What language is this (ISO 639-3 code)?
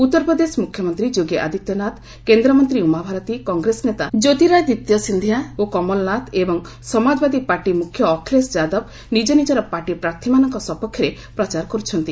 ori